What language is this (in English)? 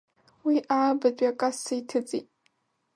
Abkhazian